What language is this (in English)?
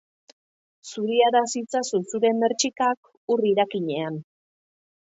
Basque